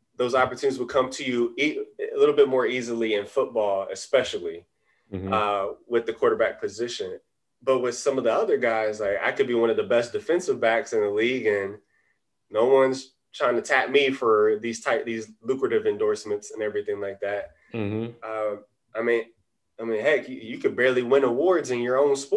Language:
English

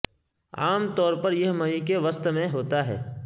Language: Urdu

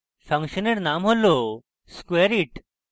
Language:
Bangla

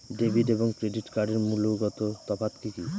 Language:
Bangla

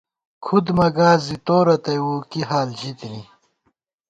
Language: Gawar-Bati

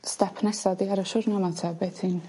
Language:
Welsh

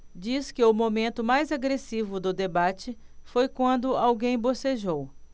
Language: Portuguese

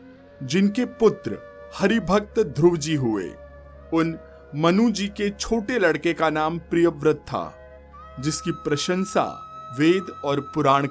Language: Hindi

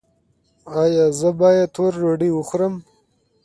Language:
Pashto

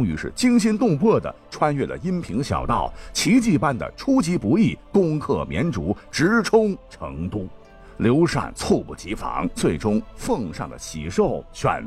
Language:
Chinese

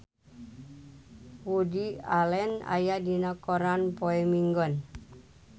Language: Sundanese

